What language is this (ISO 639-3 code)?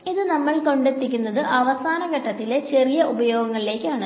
mal